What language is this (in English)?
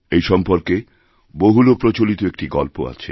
Bangla